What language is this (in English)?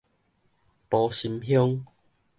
Min Nan Chinese